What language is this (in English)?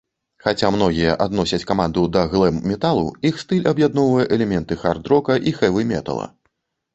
Belarusian